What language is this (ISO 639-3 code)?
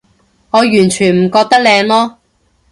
yue